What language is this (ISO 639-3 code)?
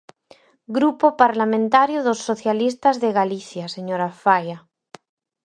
glg